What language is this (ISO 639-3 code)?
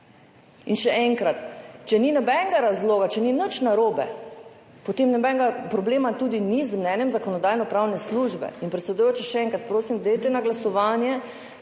slv